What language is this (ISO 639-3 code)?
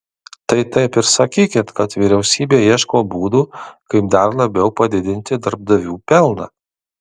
lit